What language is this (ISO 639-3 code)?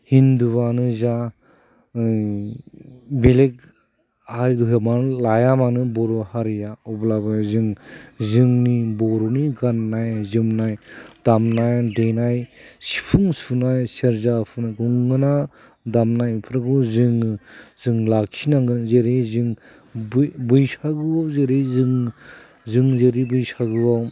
brx